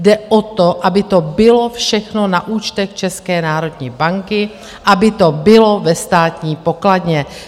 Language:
Czech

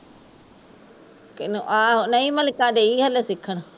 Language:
Punjabi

